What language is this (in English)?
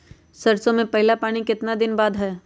Magahi